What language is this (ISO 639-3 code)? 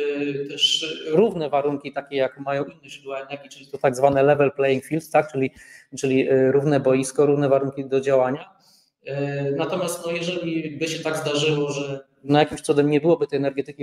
pol